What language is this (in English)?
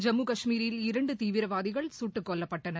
Tamil